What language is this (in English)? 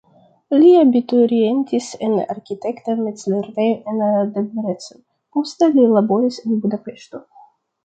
Esperanto